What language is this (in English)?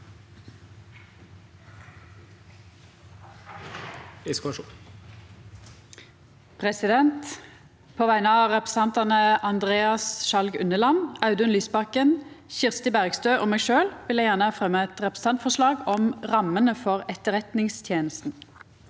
Norwegian